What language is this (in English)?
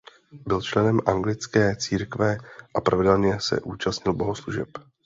Czech